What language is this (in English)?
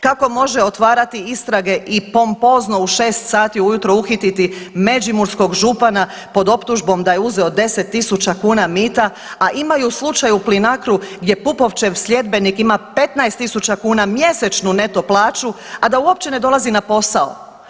Croatian